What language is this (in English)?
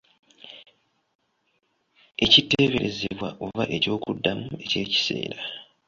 Ganda